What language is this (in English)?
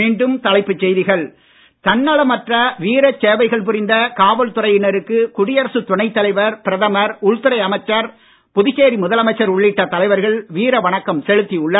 Tamil